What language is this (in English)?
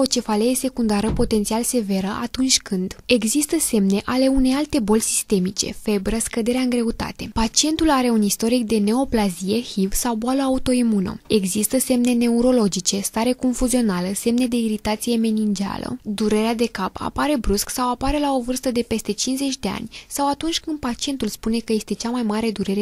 Romanian